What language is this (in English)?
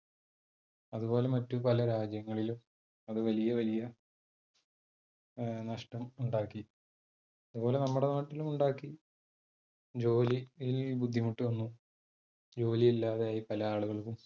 Malayalam